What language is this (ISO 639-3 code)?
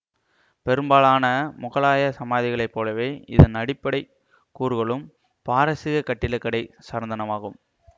tam